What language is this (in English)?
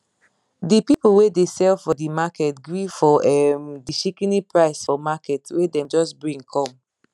Nigerian Pidgin